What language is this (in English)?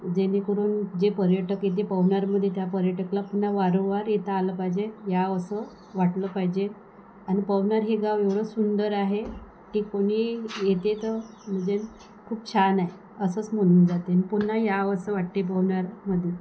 Marathi